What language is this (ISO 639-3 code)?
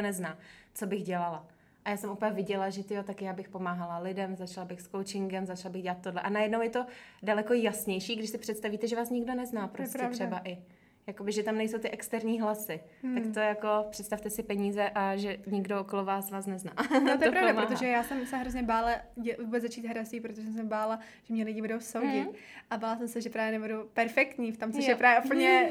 ces